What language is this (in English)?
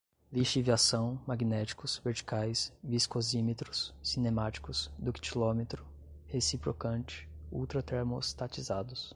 Portuguese